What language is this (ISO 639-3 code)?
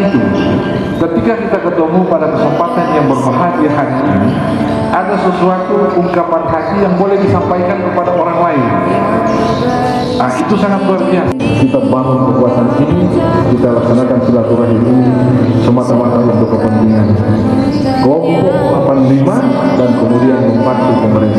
ind